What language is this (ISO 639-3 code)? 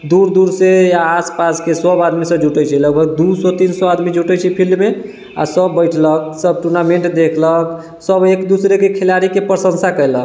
mai